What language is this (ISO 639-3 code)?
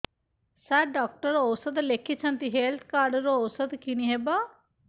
ori